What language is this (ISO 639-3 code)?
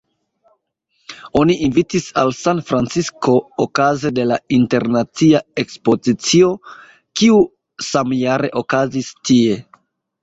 epo